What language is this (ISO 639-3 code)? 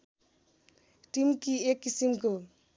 nep